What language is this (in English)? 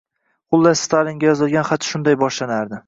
Uzbek